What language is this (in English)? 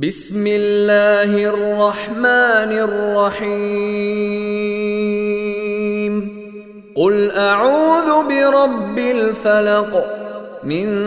Arabic